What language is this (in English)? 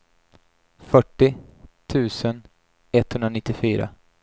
Swedish